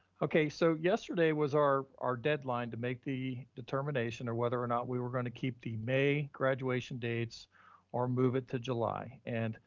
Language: English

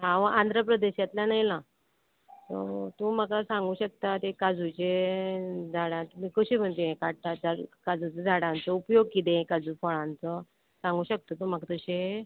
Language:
Konkani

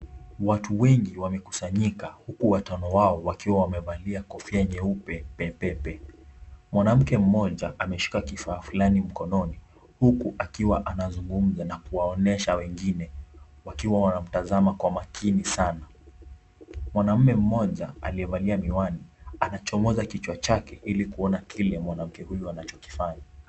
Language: Swahili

